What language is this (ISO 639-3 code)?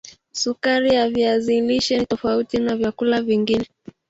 swa